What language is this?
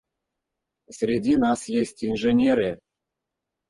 Russian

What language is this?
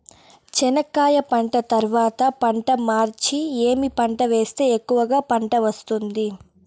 Telugu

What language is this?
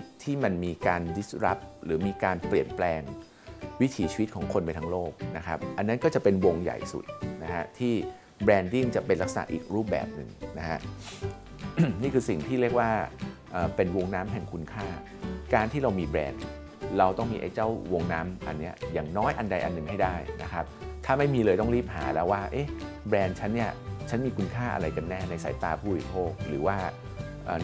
Thai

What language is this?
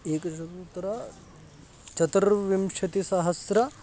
Sanskrit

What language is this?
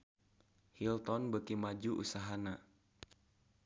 Sundanese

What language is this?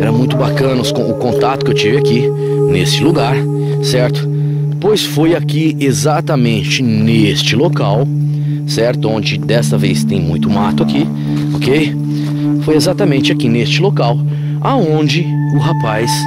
Portuguese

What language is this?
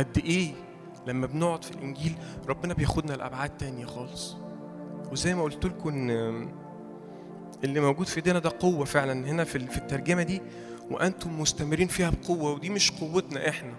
Arabic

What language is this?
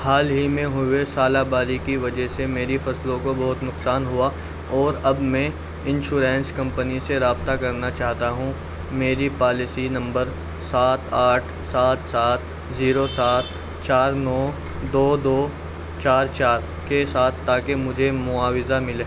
Urdu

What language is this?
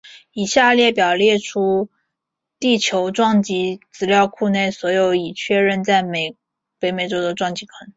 Chinese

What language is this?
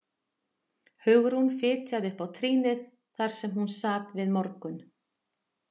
Icelandic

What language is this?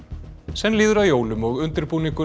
Icelandic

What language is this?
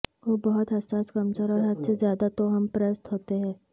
Urdu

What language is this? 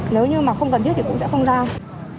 Vietnamese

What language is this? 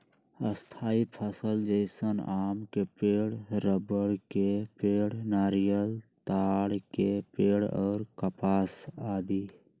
Magahi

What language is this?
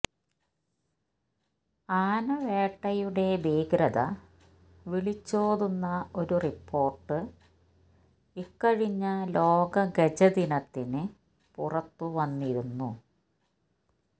Malayalam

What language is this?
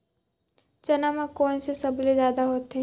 Chhattisgarhi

